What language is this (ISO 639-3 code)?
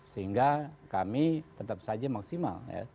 ind